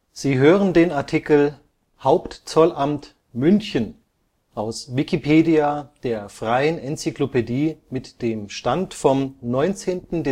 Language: German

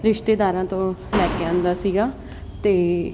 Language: Punjabi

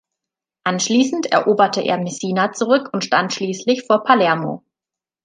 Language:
German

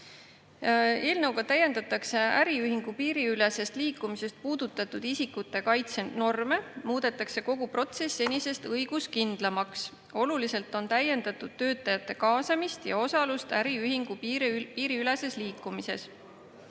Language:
Estonian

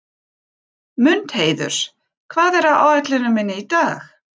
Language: Icelandic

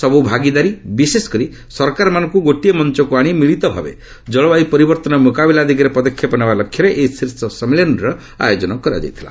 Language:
Odia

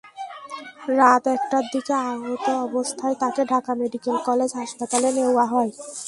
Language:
Bangla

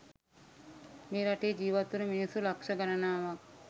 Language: Sinhala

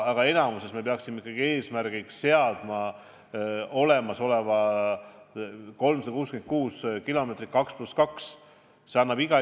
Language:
Estonian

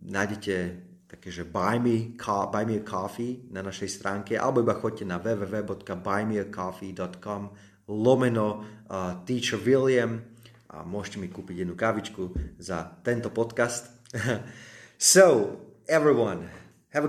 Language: Slovak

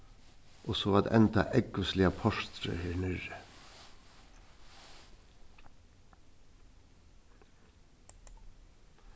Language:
Faroese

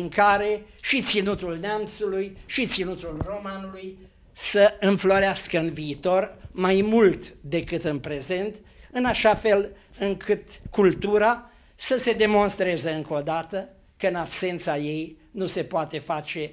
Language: Romanian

